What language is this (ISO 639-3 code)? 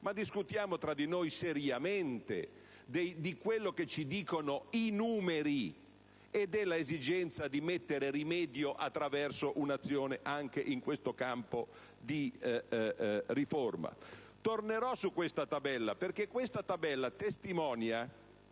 ita